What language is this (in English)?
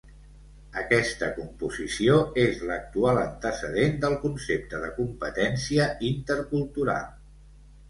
Catalan